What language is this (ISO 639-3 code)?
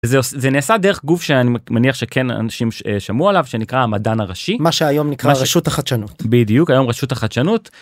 heb